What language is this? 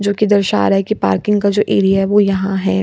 Hindi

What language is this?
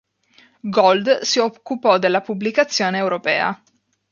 Italian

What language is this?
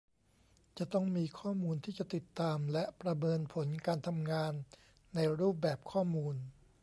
Thai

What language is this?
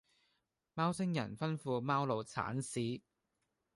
Cantonese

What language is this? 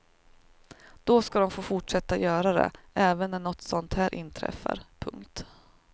Swedish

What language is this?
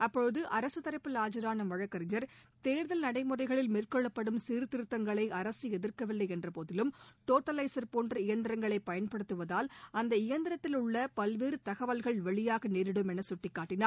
Tamil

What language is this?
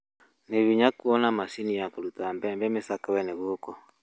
Kikuyu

